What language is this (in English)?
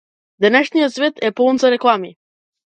Macedonian